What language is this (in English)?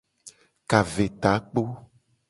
Gen